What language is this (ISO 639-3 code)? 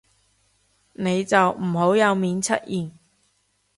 yue